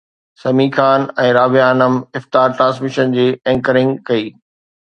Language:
Sindhi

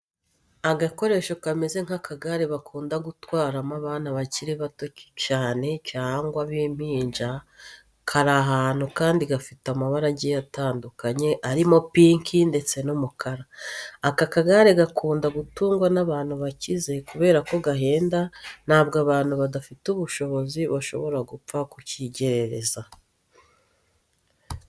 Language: Kinyarwanda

